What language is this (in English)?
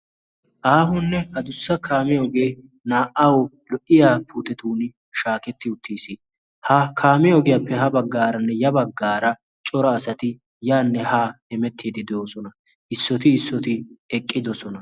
Wolaytta